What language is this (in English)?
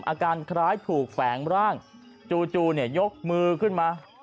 Thai